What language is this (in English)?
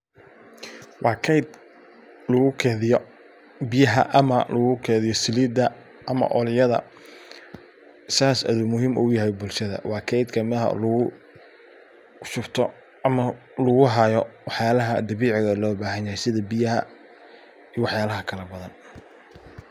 Somali